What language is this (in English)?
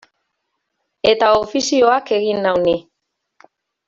Basque